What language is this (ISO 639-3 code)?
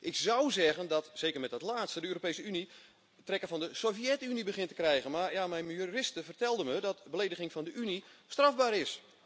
nld